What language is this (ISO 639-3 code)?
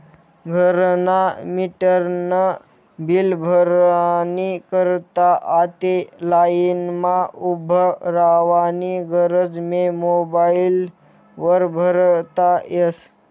mar